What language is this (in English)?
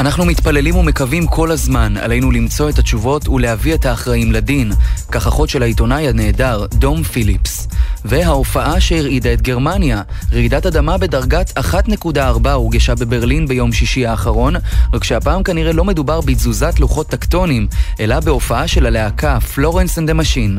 Hebrew